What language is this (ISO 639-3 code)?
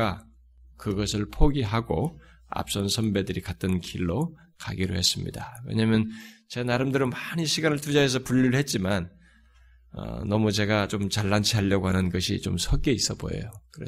kor